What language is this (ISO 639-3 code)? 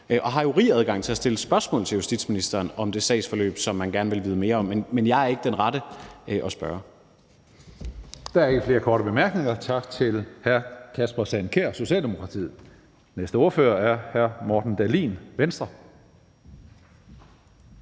dan